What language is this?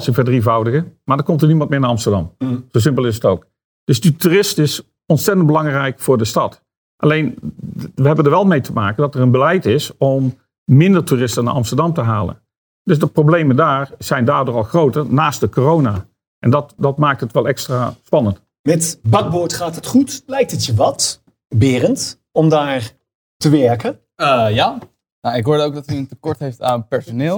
Dutch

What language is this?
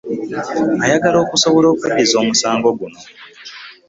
Ganda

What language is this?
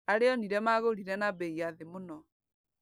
Kikuyu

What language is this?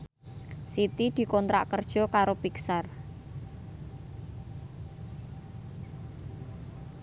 Javanese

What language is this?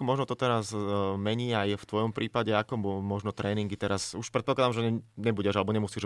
Slovak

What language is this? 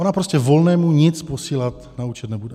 Czech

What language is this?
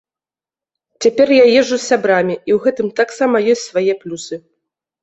Belarusian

